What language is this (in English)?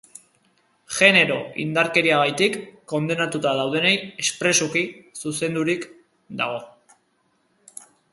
Basque